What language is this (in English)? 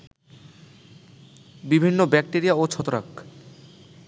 Bangla